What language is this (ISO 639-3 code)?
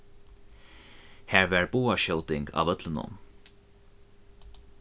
fao